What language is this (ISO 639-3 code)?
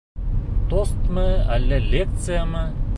bak